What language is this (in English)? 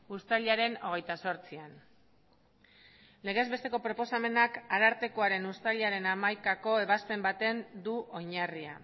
Basque